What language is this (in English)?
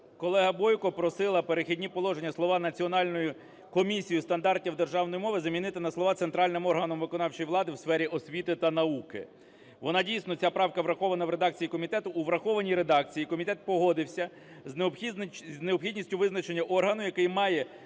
Ukrainian